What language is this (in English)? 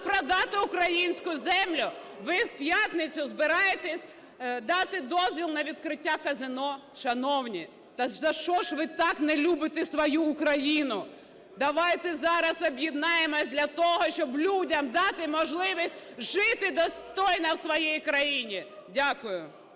Ukrainian